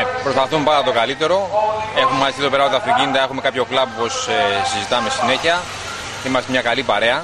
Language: Greek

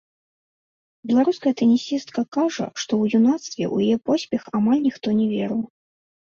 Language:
Belarusian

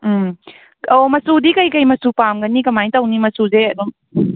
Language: Manipuri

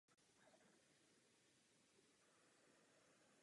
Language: Czech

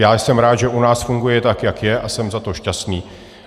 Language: Czech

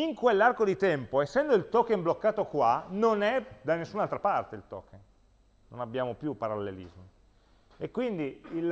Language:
Italian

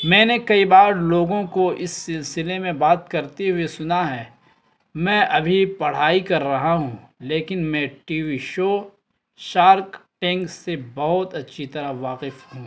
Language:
Urdu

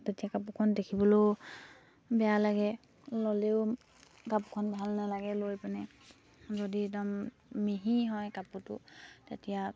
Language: Assamese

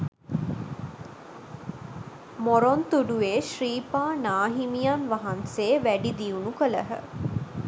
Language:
Sinhala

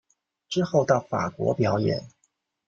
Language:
Chinese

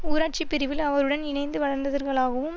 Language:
Tamil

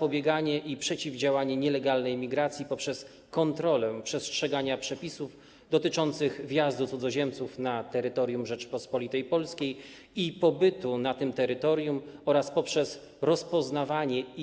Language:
Polish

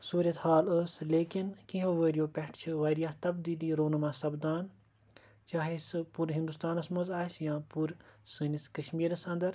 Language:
Kashmiri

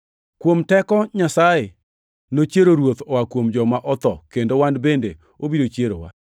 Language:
Luo (Kenya and Tanzania)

